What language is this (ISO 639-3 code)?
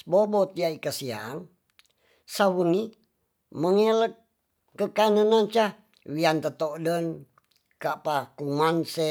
txs